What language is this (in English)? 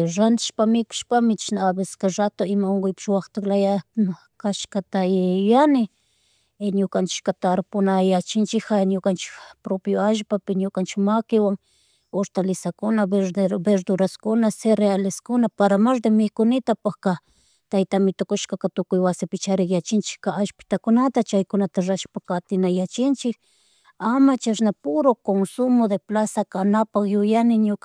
Chimborazo Highland Quichua